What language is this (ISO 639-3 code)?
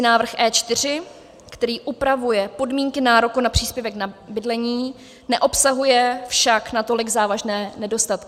ces